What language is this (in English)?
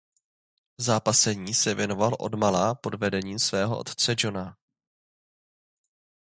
Czech